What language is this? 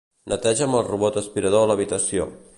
Catalan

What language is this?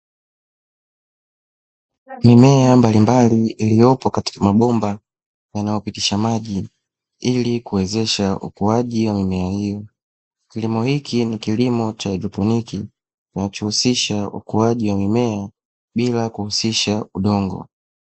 Swahili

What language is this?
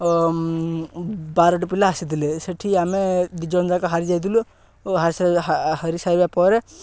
Odia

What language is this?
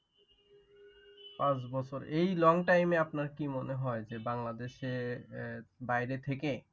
Bangla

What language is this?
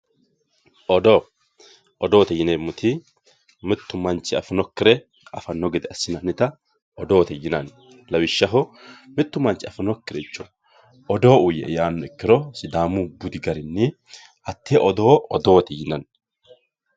Sidamo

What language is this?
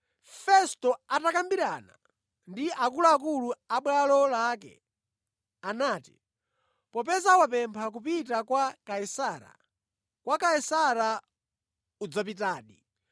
Nyanja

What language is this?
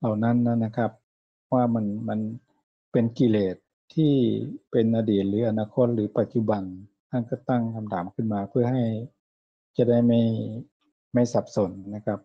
Thai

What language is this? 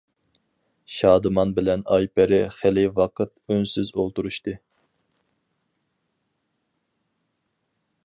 Uyghur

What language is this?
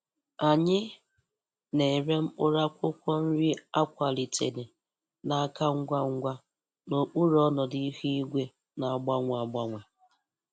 Igbo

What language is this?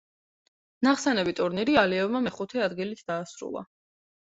Georgian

